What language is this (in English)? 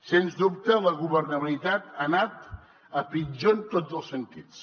Catalan